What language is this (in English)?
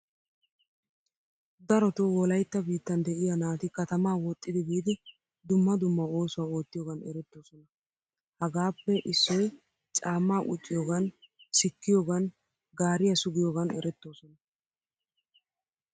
Wolaytta